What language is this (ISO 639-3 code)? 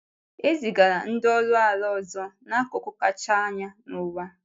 ibo